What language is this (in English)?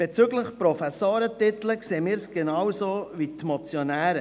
Swiss German